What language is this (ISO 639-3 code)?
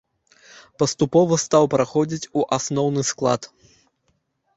bel